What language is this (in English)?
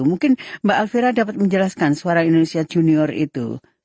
Indonesian